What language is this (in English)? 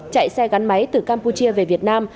Vietnamese